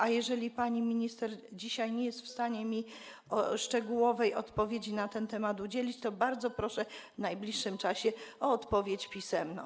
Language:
Polish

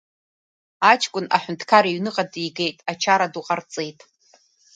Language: Abkhazian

